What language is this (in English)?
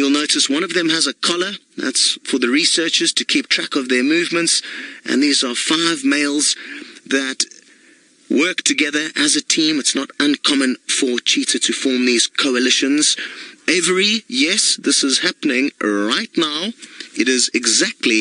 English